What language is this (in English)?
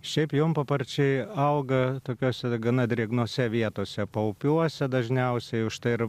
Lithuanian